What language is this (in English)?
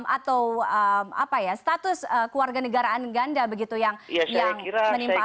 Indonesian